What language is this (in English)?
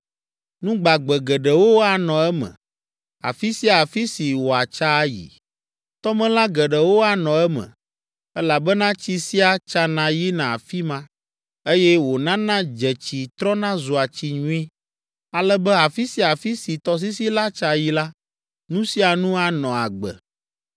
Ewe